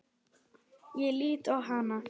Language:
Icelandic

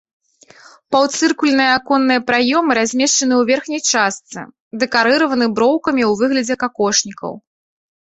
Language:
Belarusian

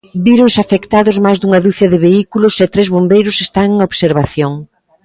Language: Galician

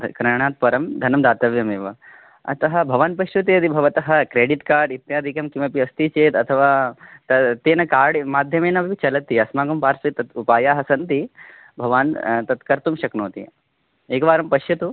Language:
Sanskrit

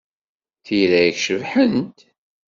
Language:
Kabyle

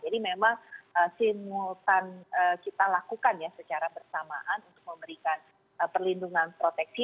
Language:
Indonesian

